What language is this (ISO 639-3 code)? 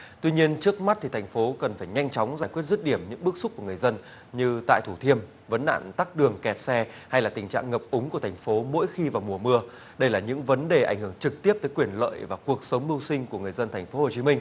vie